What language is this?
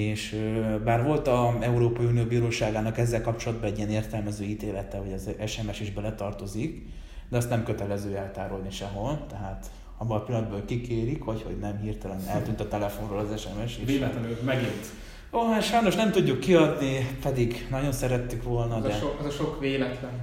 Hungarian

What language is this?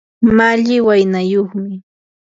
Yanahuanca Pasco Quechua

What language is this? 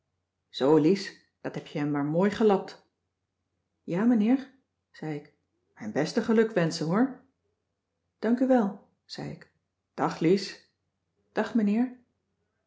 Dutch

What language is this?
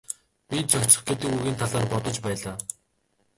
Mongolian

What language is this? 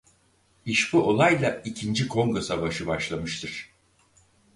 Turkish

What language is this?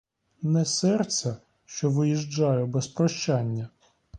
Ukrainian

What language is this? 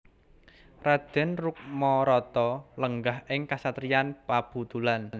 Javanese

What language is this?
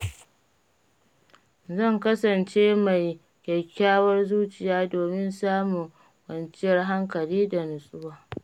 Hausa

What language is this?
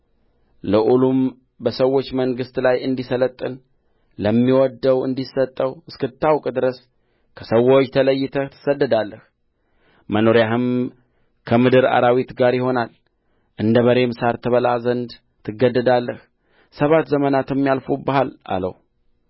Amharic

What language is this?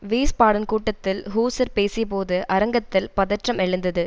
Tamil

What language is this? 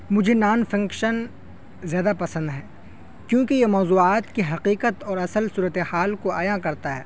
Urdu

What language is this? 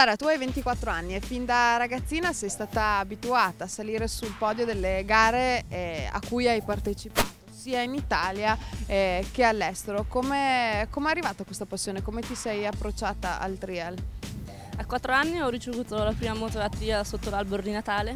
Italian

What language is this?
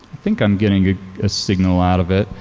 English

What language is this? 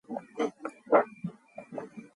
Mongolian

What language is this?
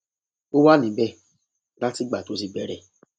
Yoruba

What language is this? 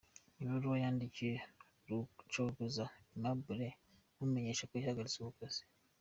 Kinyarwanda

